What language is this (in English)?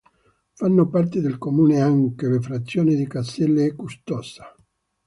Italian